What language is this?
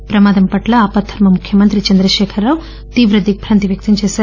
Telugu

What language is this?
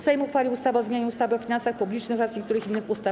Polish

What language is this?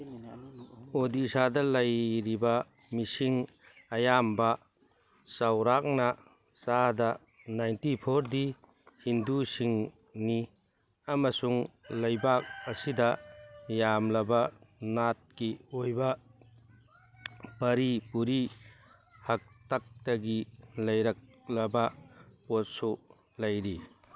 Manipuri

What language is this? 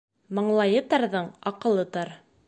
Bashkir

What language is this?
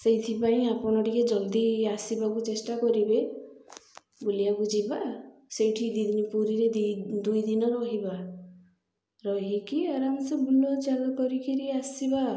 Odia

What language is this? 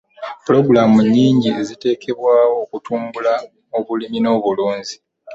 Ganda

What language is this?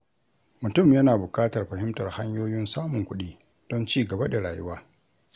Hausa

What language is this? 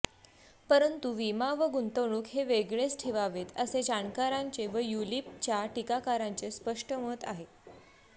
Marathi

